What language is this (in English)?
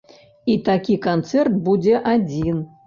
Belarusian